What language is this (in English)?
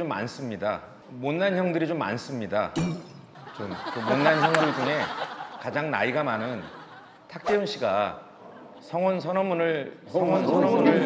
Korean